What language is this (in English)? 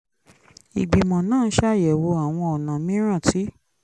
Yoruba